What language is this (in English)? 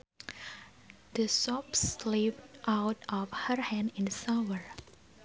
Sundanese